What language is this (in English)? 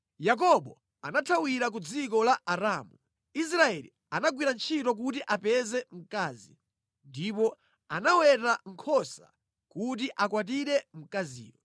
Nyanja